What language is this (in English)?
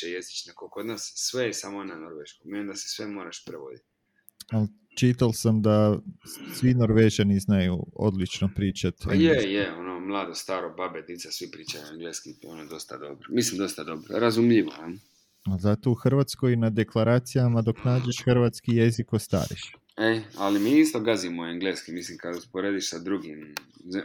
Croatian